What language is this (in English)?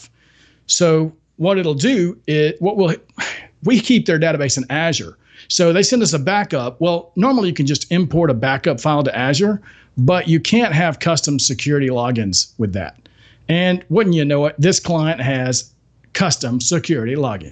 English